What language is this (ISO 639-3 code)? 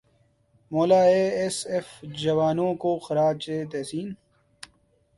urd